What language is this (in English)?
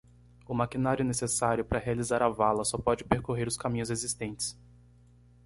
Portuguese